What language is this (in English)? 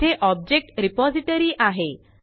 Marathi